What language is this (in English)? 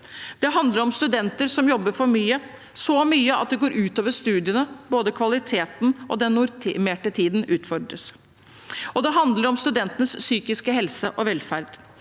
Norwegian